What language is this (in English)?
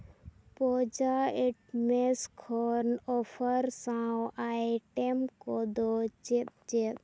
Santali